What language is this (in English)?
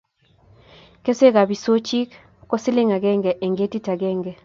Kalenjin